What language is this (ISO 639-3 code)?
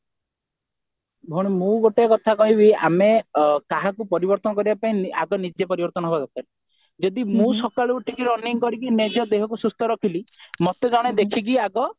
ori